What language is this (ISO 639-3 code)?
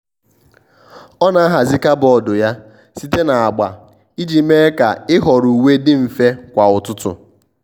ibo